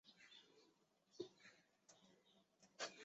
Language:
Chinese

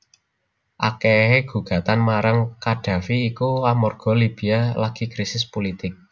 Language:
Javanese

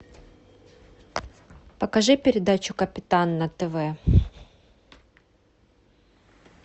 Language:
Russian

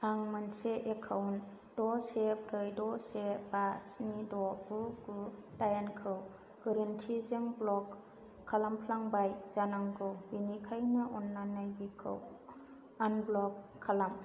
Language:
Bodo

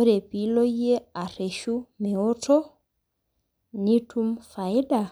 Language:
Masai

